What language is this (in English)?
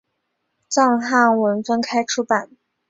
Chinese